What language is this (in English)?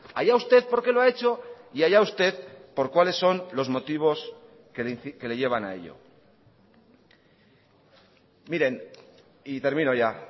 Spanish